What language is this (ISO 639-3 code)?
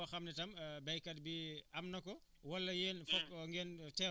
wol